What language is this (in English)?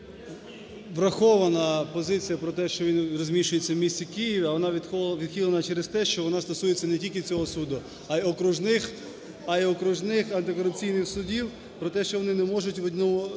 Ukrainian